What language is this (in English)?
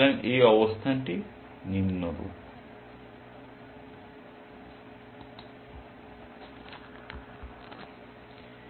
Bangla